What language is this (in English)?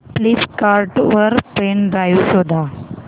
Marathi